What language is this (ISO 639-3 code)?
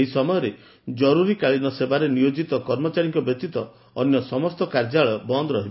ori